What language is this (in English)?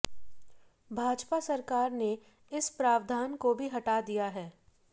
Hindi